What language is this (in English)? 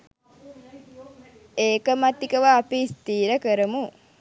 Sinhala